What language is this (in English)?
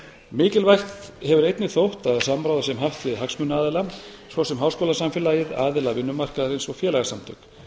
Icelandic